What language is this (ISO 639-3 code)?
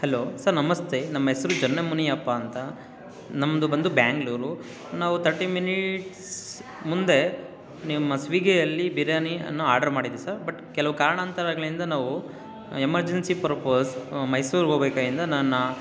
kan